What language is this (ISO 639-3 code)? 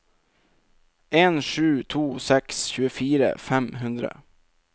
nor